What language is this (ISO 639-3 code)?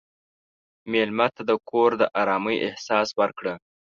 pus